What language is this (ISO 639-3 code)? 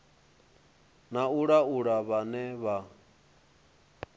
ven